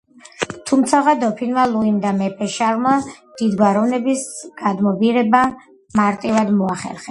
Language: Georgian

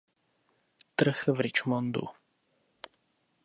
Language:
Czech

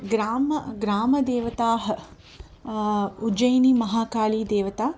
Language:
Sanskrit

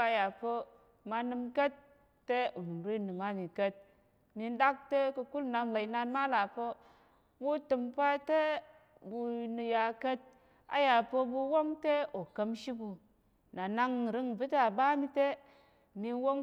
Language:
Tarok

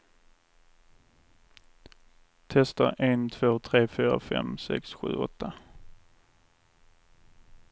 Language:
Swedish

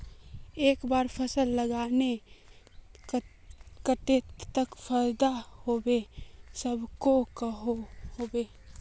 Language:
Magahi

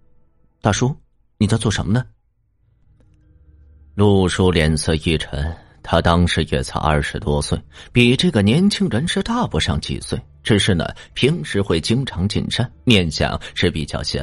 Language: Chinese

